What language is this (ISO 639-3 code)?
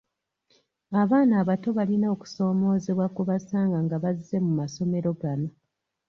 lug